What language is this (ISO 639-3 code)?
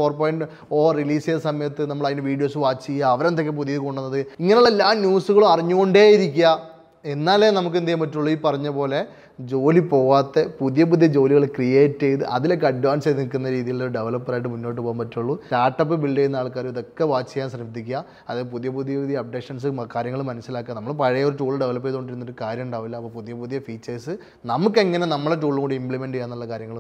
mal